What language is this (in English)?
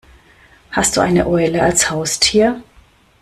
German